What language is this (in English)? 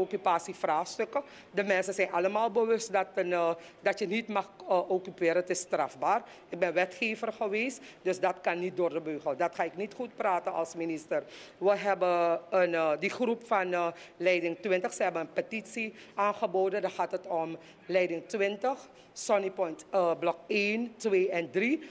Dutch